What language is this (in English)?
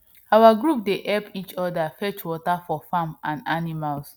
Nigerian Pidgin